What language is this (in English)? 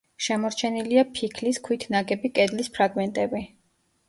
Georgian